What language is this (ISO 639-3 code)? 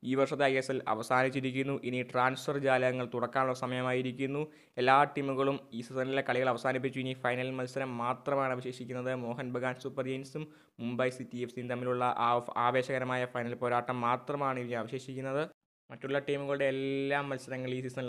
mal